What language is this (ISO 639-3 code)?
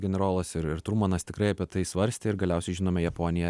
lit